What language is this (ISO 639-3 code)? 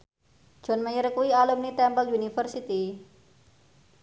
jav